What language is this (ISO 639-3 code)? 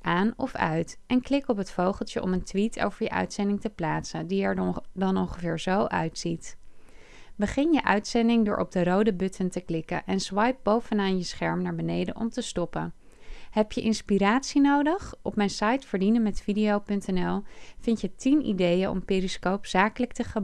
nld